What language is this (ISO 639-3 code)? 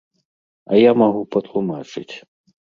bel